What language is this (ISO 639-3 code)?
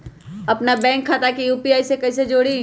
mag